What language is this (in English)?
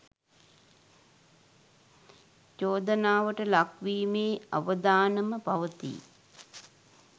Sinhala